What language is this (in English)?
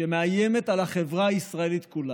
Hebrew